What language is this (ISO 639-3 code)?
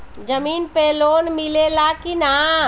bho